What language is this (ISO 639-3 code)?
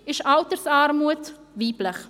gsw